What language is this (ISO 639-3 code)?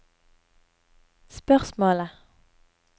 nor